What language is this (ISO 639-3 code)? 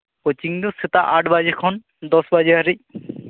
sat